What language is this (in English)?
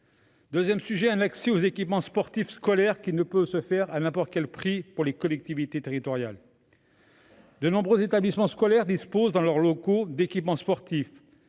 French